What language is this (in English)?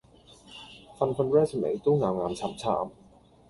Cantonese